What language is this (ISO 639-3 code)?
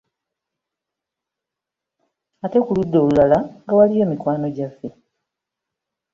lug